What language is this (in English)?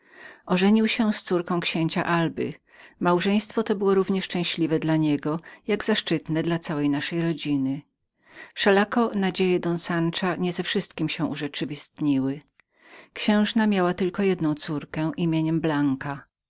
Polish